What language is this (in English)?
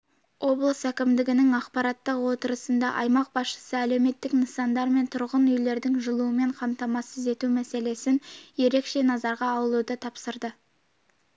Kazakh